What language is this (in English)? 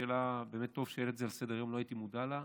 Hebrew